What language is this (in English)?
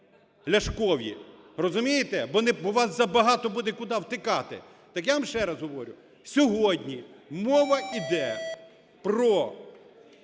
Ukrainian